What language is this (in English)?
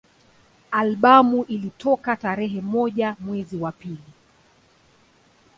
Swahili